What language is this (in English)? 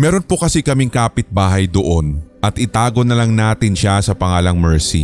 Filipino